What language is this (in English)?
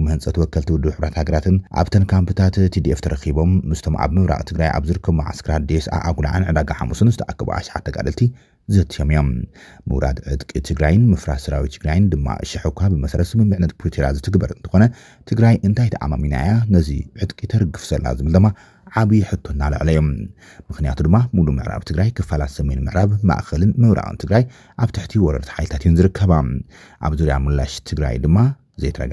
Arabic